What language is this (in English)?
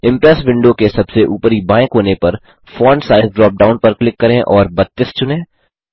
Hindi